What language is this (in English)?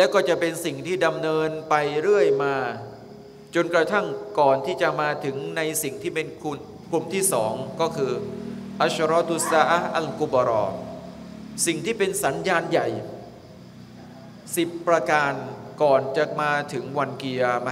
Thai